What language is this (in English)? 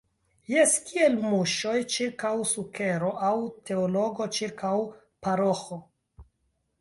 Esperanto